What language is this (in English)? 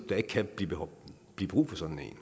Danish